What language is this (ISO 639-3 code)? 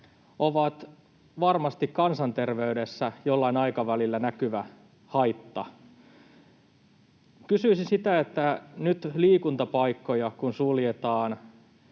fin